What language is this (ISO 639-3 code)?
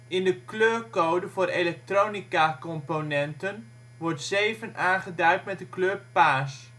nld